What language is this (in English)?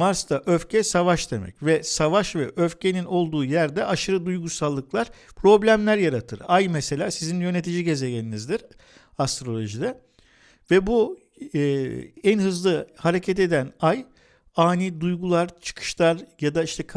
Turkish